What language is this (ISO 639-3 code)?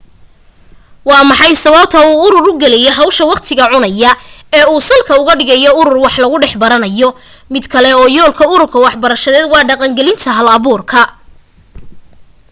som